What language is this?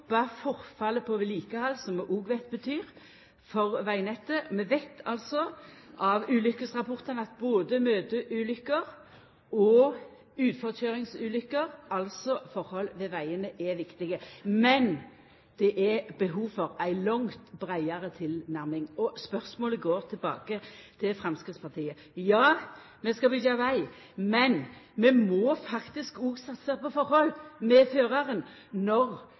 Norwegian Nynorsk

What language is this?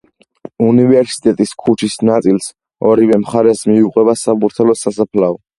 Georgian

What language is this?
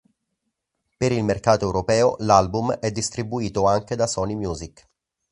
Italian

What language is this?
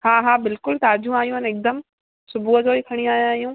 Sindhi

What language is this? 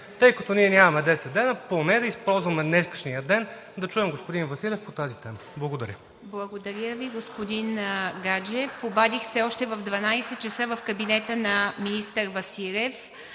Bulgarian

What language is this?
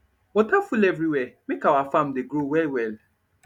Nigerian Pidgin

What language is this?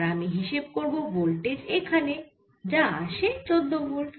Bangla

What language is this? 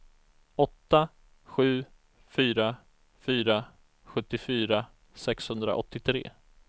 Swedish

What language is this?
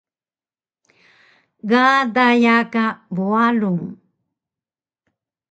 Taroko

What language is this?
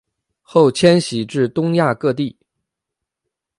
Chinese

